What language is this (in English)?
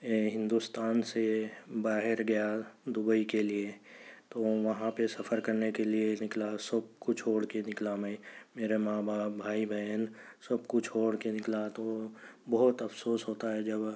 Urdu